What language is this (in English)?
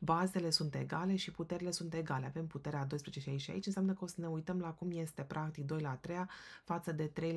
Romanian